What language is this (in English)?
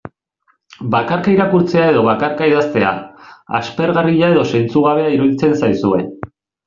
Basque